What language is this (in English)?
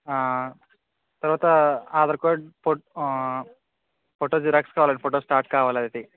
Telugu